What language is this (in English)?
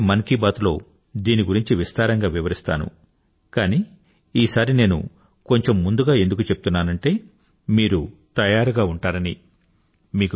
Telugu